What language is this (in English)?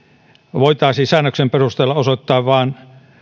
Finnish